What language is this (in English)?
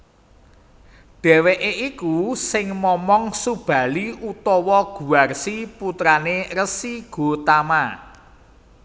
Javanese